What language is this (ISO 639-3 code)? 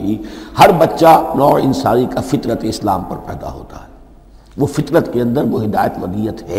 urd